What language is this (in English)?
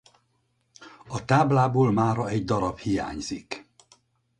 Hungarian